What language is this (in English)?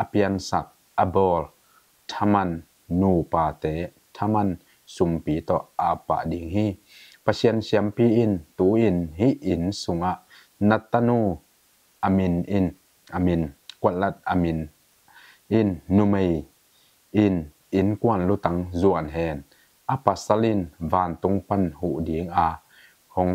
Thai